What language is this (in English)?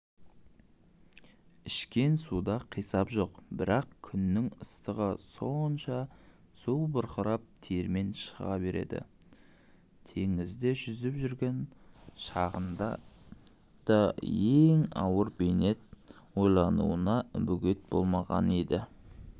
Kazakh